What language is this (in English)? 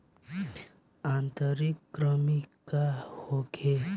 Bhojpuri